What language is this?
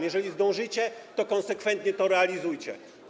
Polish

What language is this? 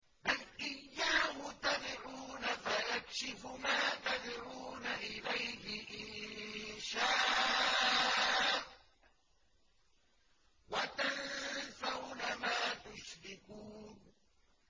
Arabic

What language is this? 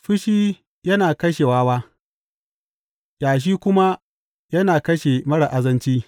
Hausa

